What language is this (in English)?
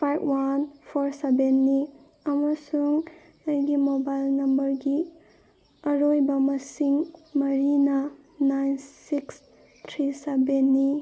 Manipuri